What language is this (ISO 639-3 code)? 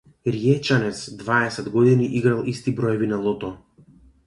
mkd